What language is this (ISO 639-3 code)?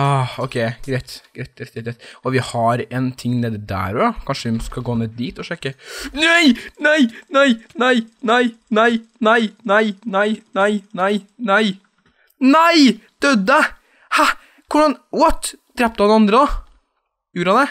nor